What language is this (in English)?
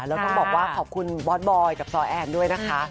Thai